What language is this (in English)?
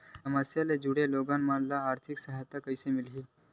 Chhattisgarhi